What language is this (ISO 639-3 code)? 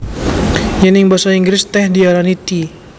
jav